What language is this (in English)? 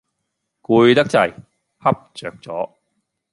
Cantonese